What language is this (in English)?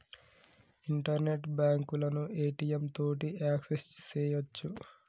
Telugu